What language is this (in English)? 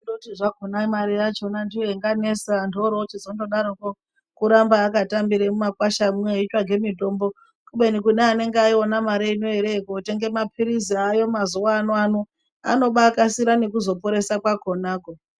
Ndau